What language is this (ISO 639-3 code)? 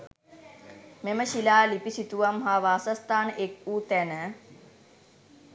sin